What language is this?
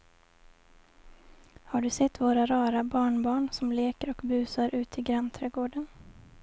Swedish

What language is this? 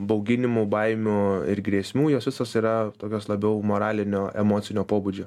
Lithuanian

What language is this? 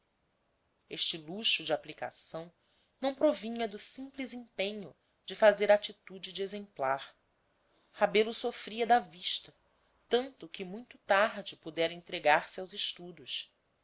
Portuguese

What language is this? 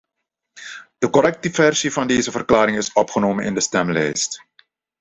Dutch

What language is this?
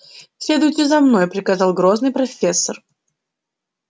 Russian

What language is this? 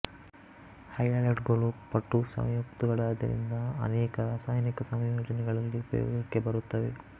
Kannada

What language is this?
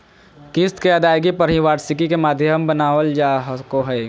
Magahi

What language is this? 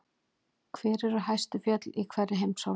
Icelandic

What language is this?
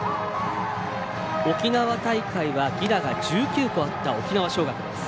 Japanese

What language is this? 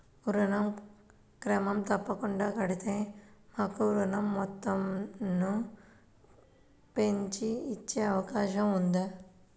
Telugu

